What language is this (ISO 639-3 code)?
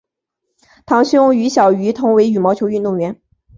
zho